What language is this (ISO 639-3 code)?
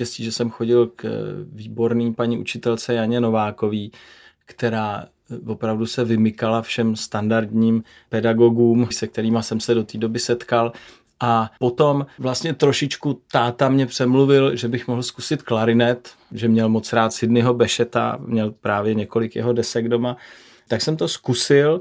ces